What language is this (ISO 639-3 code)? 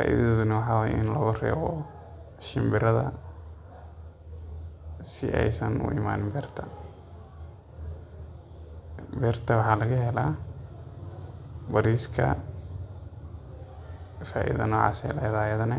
som